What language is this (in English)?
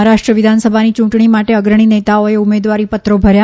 Gujarati